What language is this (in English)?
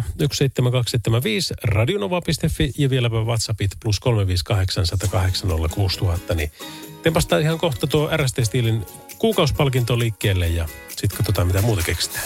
Finnish